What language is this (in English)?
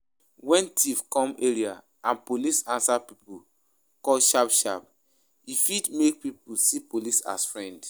Nigerian Pidgin